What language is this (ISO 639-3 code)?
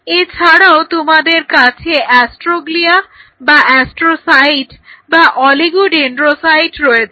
ben